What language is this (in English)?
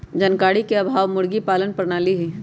Magahi